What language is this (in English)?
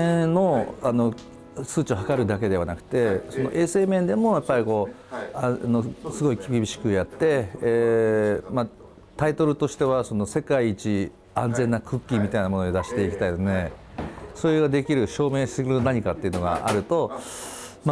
Japanese